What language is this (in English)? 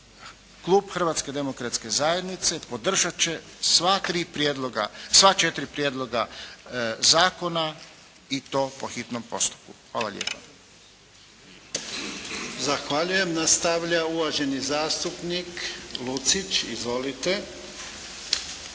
Croatian